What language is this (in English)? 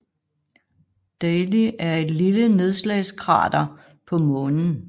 Danish